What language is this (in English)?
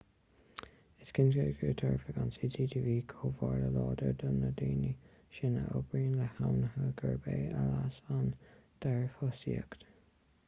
Irish